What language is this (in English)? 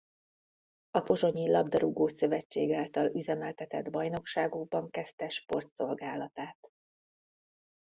Hungarian